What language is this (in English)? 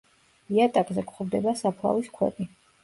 Georgian